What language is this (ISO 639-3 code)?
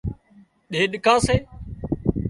kxp